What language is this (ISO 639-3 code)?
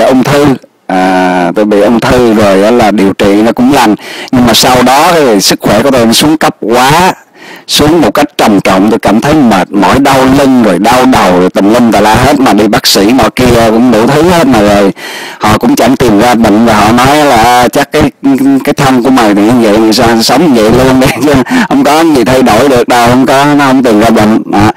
vie